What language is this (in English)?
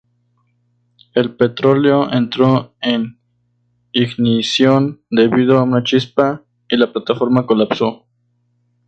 Spanish